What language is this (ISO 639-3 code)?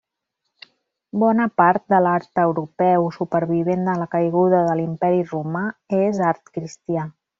cat